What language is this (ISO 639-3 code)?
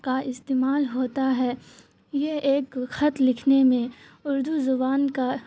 urd